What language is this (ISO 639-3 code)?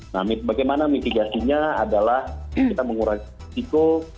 ind